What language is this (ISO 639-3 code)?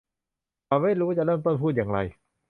tha